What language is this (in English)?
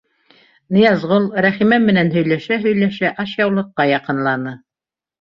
Bashkir